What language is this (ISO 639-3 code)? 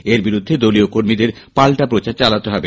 ben